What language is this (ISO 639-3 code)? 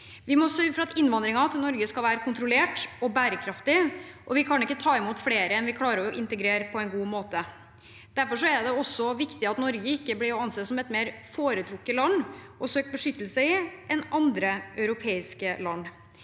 nor